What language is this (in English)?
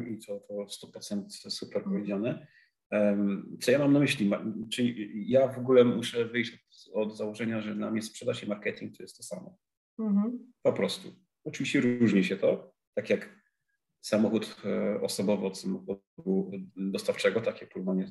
Polish